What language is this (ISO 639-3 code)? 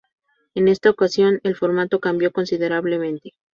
spa